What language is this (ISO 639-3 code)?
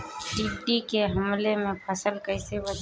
bho